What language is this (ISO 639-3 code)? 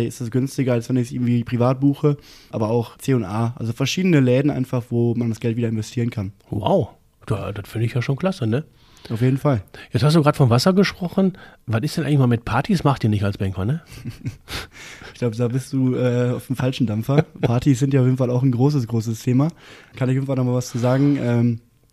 deu